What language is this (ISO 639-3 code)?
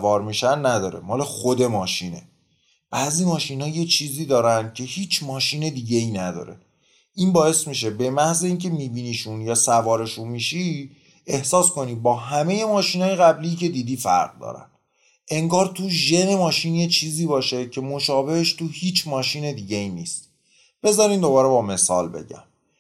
fas